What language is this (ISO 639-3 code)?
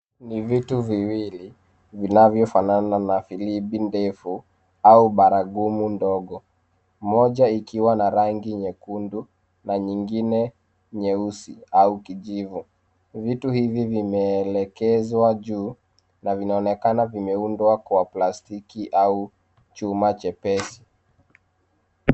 swa